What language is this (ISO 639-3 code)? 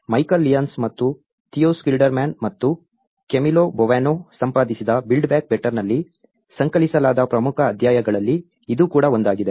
kan